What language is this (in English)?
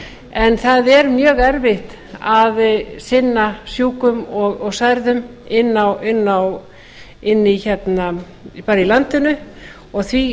Icelandic